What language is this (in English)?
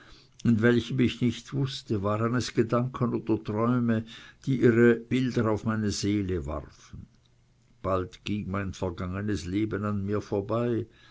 German